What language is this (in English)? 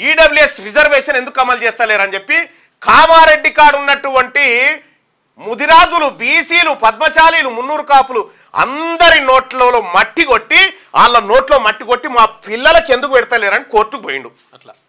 Telugu